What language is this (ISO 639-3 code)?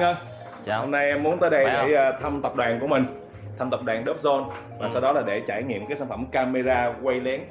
vie